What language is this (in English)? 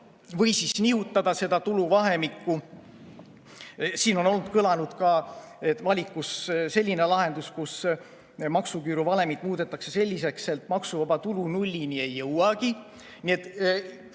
Estonian